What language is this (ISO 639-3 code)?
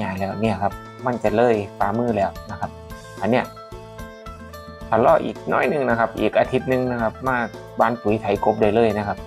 tha